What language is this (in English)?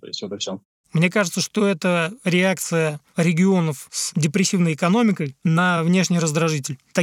Russian